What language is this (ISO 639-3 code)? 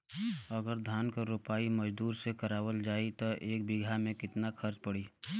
bho